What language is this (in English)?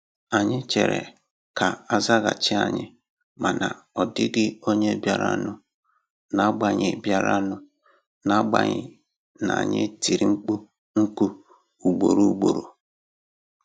Igbo